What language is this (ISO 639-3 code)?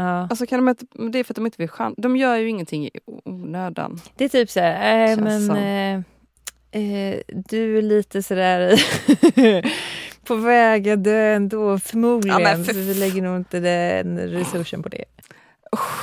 swe